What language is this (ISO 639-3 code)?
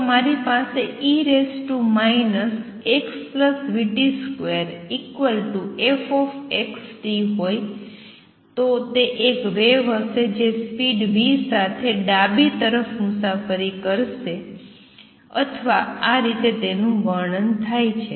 guj